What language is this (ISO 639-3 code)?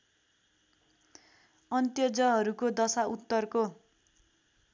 nep